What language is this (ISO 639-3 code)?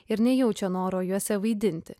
lit